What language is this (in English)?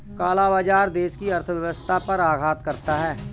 Hindi